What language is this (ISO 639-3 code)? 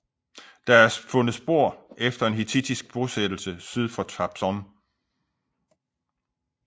dan